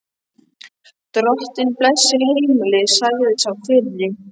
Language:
Icelandic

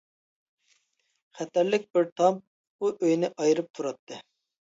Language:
Uyghur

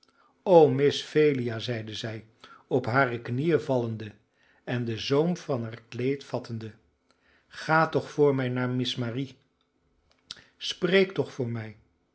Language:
Dutch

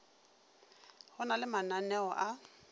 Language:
Northern Sotho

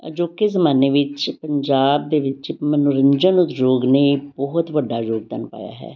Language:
Punjabi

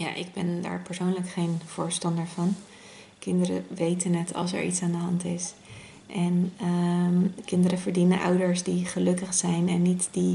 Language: Dutch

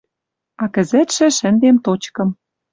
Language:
Western Mari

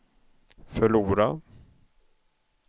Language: Swedish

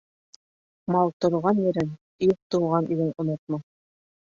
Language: Bashkir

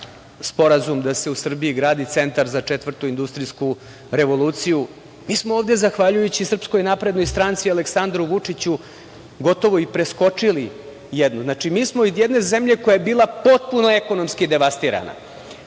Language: Serbian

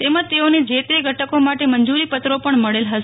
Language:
Gujarati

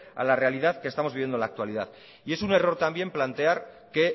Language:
Spanish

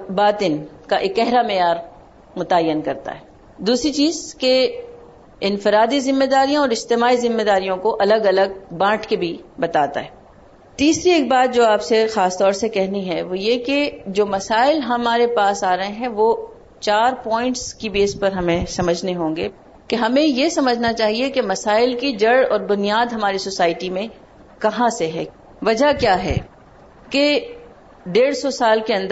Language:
Urdu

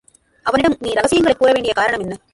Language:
Tamil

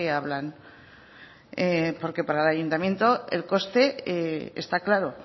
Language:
Spanish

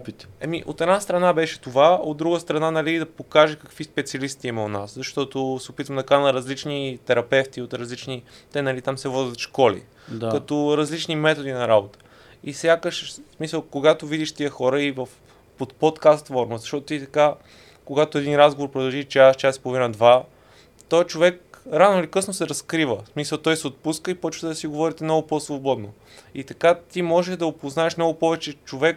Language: Bulgarian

